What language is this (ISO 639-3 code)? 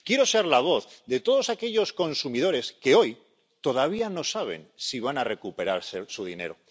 spa